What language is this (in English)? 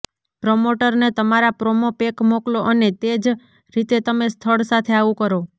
Gujarati